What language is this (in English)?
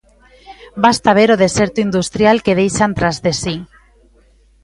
Galician